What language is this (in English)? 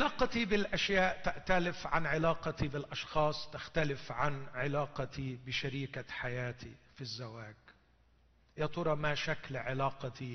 Arabic